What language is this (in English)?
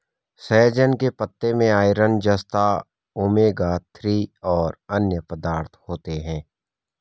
Hindi